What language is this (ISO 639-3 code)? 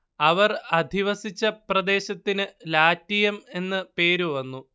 mal